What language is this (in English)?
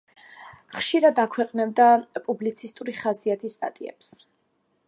Georgian